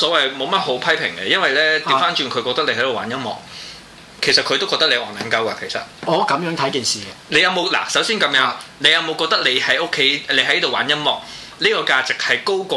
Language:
Chinese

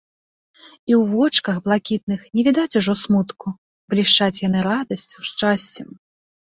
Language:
Belarusian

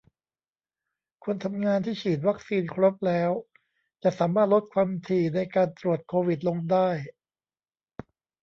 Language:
Thai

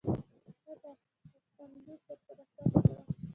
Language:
Pashto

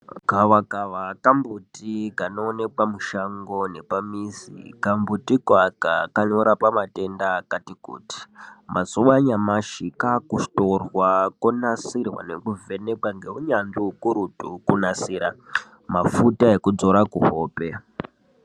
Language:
Ndau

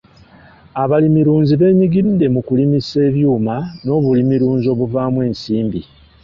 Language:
Ganda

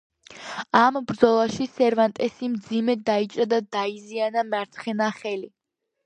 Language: Georgian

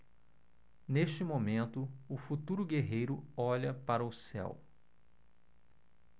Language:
Portuguese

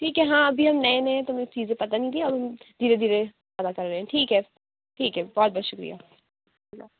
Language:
Urdu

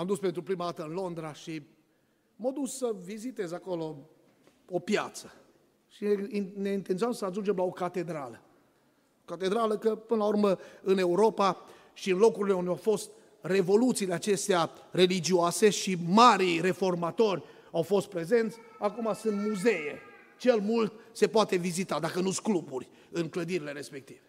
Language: Romanian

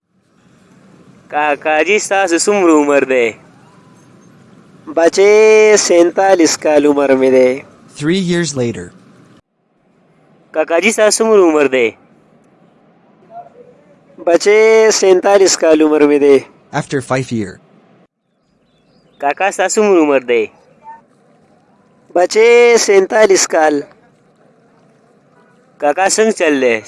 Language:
Pashto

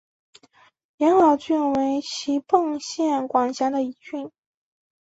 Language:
Chinese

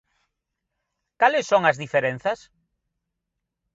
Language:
Galician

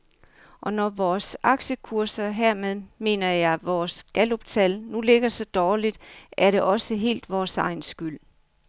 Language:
Danish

